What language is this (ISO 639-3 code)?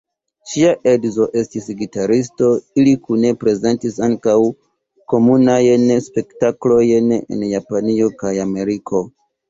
epo